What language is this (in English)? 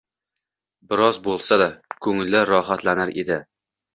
Uzbek